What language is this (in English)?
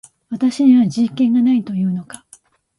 Japanese